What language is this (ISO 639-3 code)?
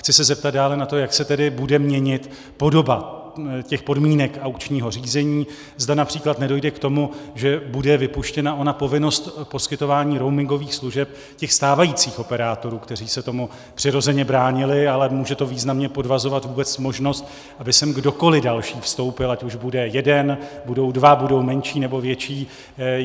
ces